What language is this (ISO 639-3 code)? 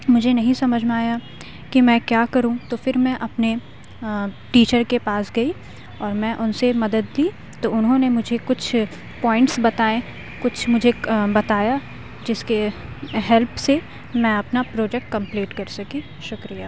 urd